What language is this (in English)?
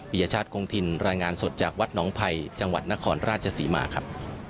Thai